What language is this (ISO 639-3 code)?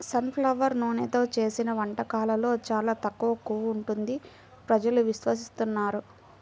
tel